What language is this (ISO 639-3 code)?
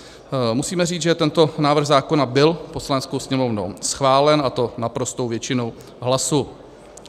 ces